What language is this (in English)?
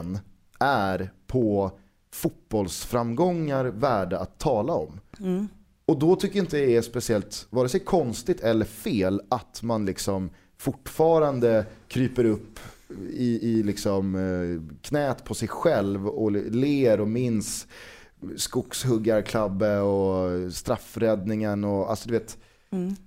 Swedish